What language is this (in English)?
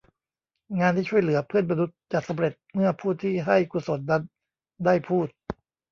Thai